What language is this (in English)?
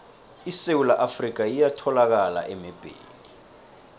South Ndebele